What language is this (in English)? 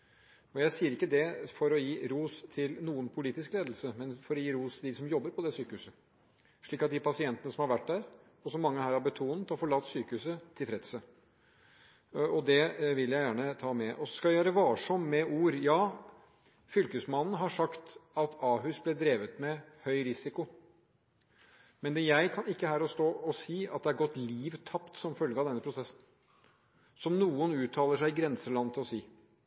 Norwegian Bokmål